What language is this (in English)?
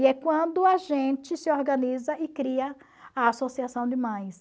Portuguese